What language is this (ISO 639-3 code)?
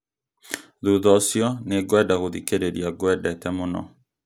kik